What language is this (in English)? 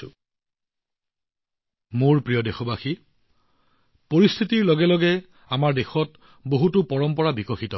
Assamese